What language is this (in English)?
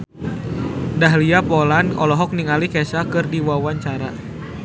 Sundanese